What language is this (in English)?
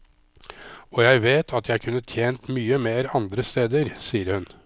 Norwegian